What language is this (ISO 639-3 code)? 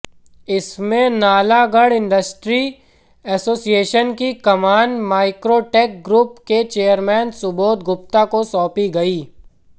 hin